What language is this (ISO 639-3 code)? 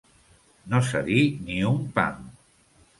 cat